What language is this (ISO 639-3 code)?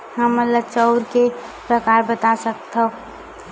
hne